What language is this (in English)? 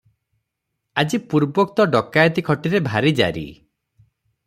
Odia